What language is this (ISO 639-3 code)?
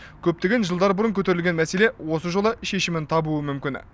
kaz